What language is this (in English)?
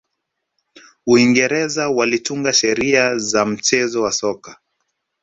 Swahili